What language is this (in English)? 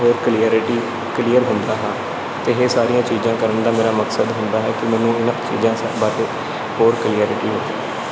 Punjabi